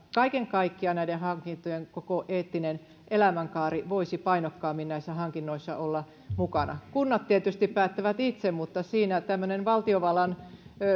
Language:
Finnish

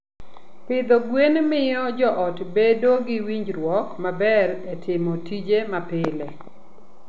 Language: Luo (Kenya and Tanzania)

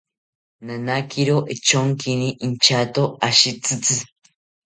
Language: South Ucayali Ashéninka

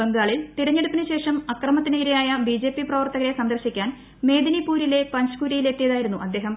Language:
Malayalam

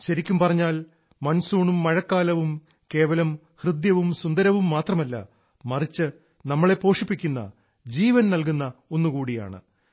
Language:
Malayalam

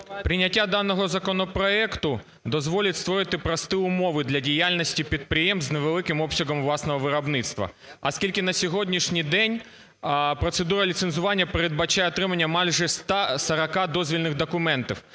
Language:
Ukrainian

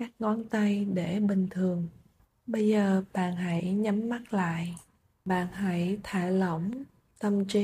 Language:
Vietnamese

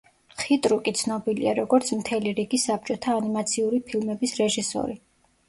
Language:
Georgian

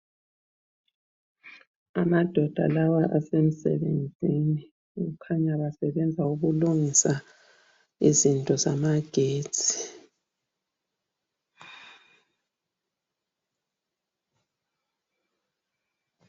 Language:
North Ndebele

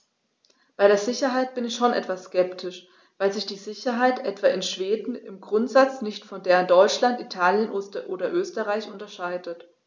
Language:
German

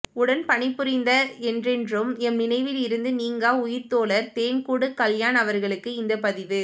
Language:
Tamil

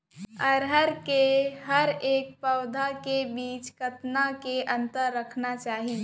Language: Chhattisgarhi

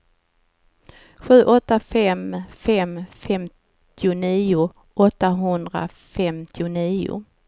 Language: Swedish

